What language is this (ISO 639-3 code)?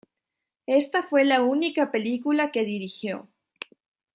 spa